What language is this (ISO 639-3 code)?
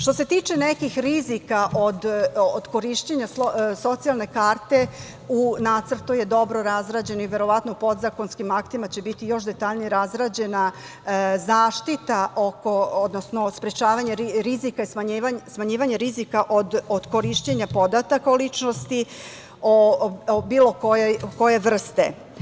srp